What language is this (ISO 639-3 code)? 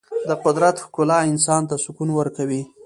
pus